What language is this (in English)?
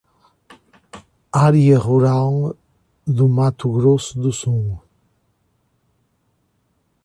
Portuguese